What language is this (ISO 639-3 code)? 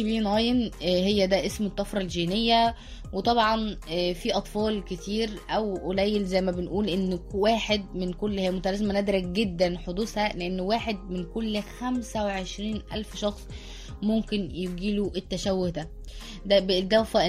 ara